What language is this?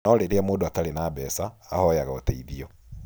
Kikuyu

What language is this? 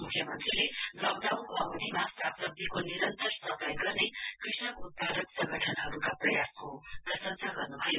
Nepali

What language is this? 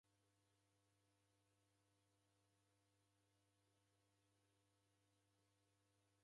Taita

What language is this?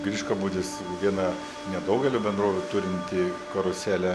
Lithuanian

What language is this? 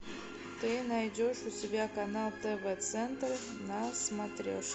Russian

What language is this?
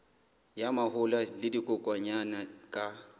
Southern Sotho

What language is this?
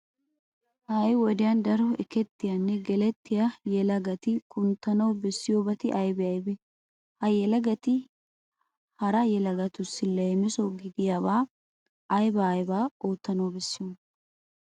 Wolaytta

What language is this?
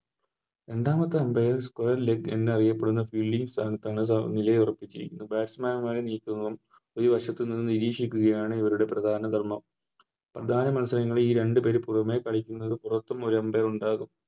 Malayalam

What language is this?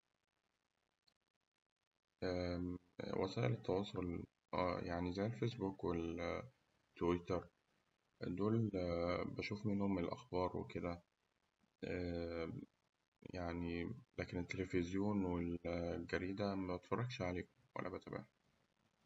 Egyptian Arabic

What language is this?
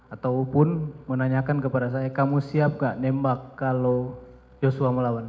Indonesian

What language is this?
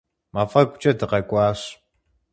Kabardian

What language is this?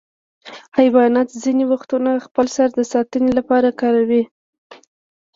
Pashto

